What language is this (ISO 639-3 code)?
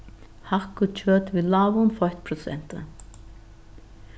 fao